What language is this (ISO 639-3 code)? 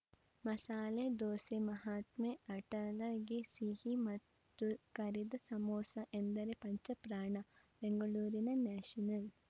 kan